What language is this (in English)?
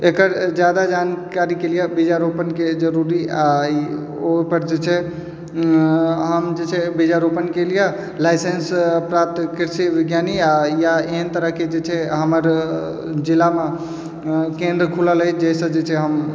Maithili